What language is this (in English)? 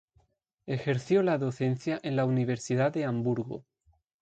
Spanish